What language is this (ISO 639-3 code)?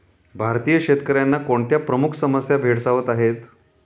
mar